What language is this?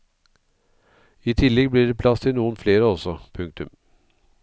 Norwegian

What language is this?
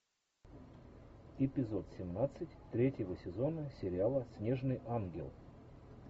Russian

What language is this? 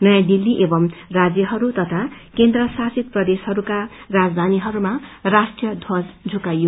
Nepali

